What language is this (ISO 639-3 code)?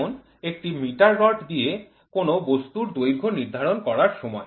ben